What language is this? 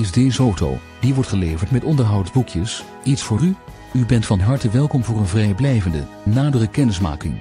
Dutch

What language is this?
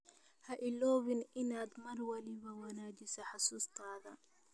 Somali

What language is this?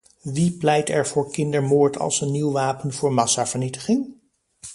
Dutch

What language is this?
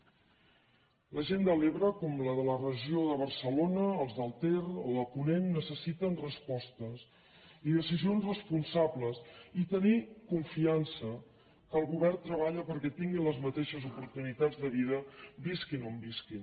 Catalan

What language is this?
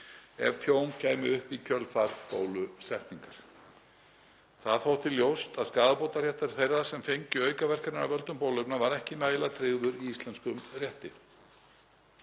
Icelandic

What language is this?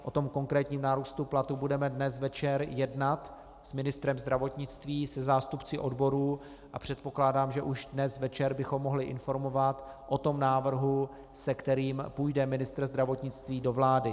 Czech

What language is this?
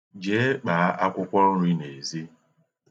Igbo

